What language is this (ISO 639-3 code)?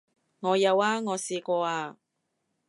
yue